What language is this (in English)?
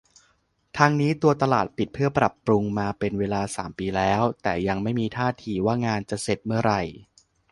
Thai